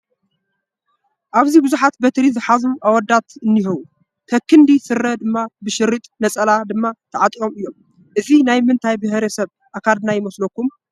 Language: Tigrinya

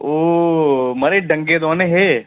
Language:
Dogri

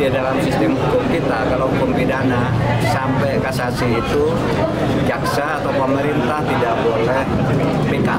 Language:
Indonesian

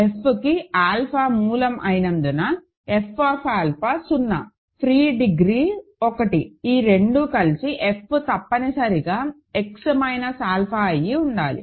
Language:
Telugu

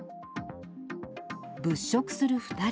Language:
Japanese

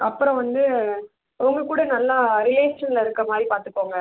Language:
Tamil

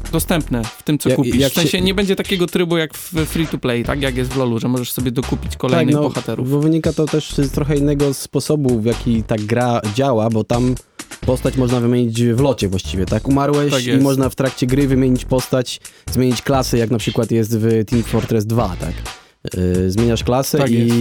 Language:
Polish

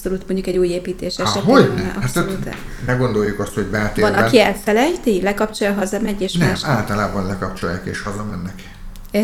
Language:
Hungarian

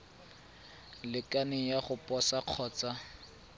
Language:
Tswana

